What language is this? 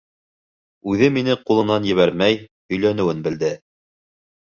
Bashkir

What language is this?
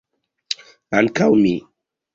Esperanto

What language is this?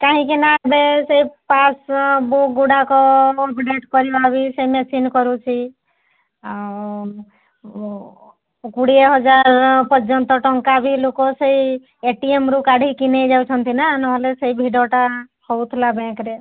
Odia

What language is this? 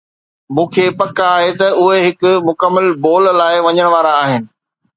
Sindhi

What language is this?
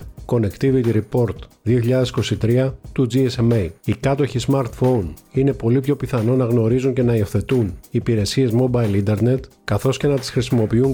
Greek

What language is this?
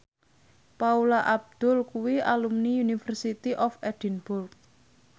Javanese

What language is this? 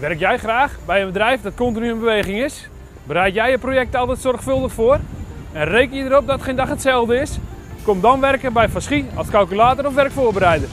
Dutch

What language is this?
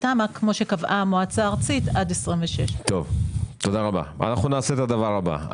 Hebrew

